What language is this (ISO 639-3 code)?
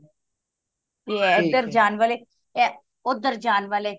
pan